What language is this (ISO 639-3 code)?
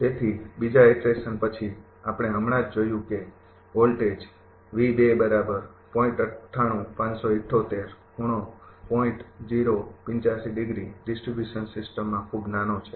guj